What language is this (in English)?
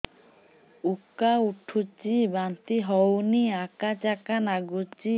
Odia